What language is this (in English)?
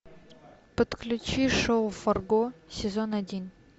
Russian